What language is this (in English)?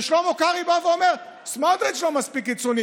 Hebrew